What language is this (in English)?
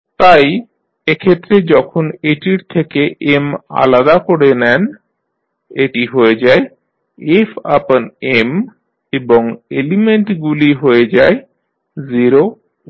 Bangla